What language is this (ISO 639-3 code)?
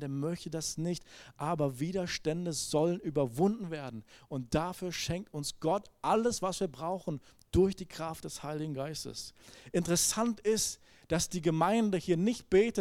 deu